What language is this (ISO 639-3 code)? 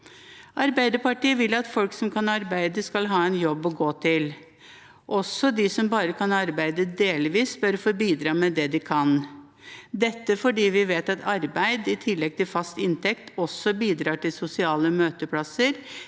nor